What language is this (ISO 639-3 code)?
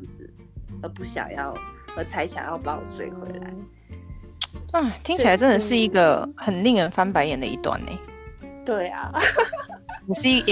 zho